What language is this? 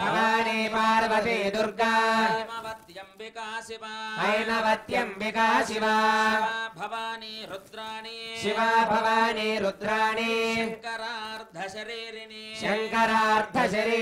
Indonesian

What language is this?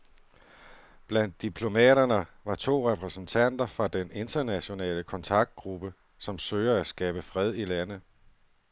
Danish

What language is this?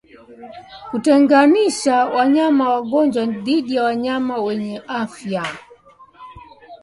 Swahili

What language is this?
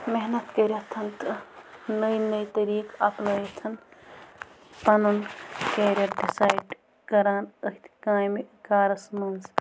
Kashmiri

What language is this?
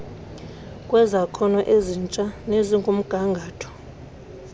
Xhosa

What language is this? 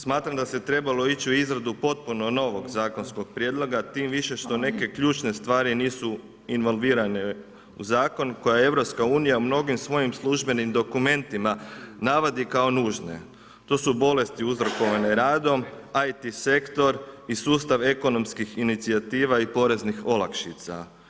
Croatian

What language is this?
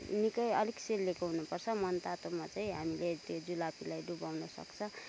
Nepali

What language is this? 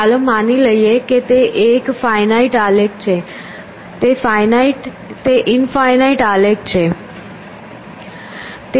Gujarati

